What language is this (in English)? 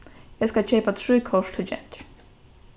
Faroese